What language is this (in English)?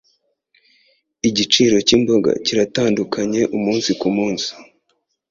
Kinyarwanda